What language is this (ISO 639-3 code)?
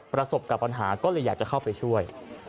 tha